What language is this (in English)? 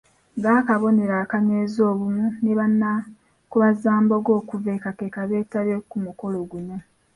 Ganda